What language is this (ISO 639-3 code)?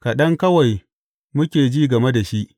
hau